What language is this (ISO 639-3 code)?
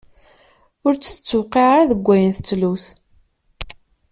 kab